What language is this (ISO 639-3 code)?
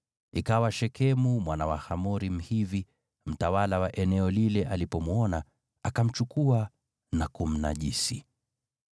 swa